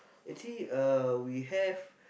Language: English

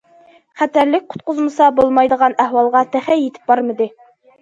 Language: Uyghur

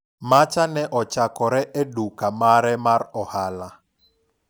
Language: Luo (Kenya and Tanzania)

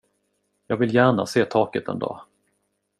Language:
Swedish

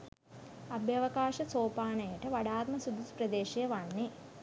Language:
Sinhala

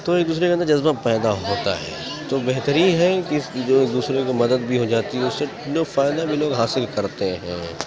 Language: Urdu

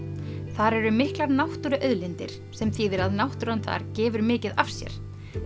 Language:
Icelandic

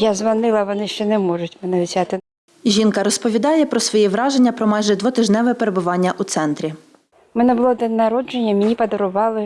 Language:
Ukrainian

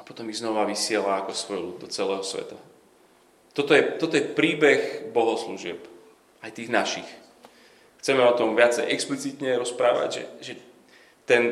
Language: Slovak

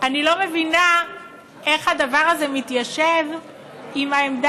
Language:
Hebrew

